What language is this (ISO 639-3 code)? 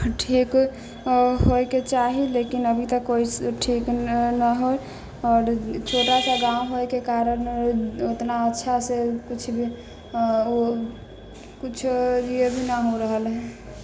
mai